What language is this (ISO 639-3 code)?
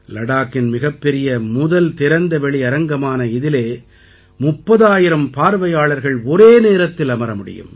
tam